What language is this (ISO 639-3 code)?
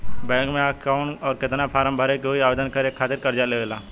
bho